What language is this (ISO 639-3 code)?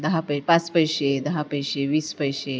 mar